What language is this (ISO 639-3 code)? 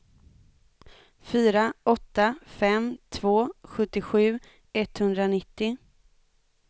swe